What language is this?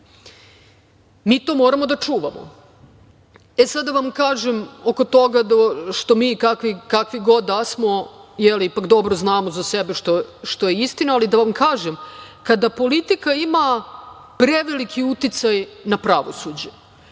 Serbian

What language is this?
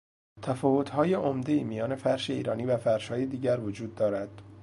Persian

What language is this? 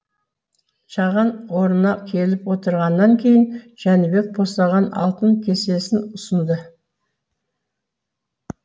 Kazakh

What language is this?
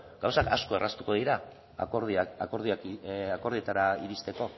Basque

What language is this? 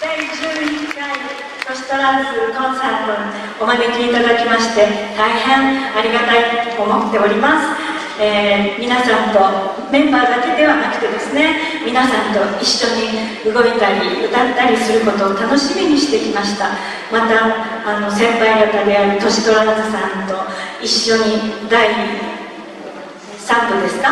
Japanese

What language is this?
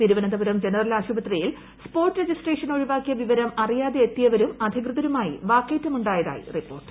Malayalam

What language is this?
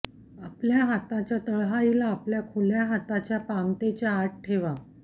Marathi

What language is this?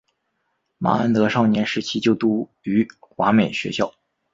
Chinese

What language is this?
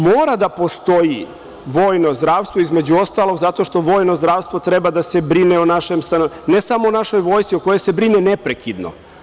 Serbian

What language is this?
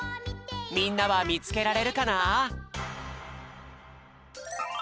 Japanese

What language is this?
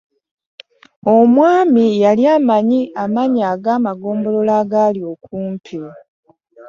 Ganda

